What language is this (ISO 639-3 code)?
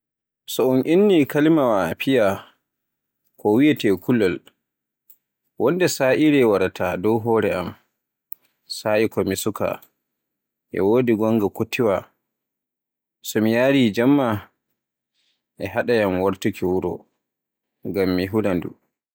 fue